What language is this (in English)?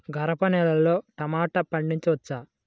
Telugu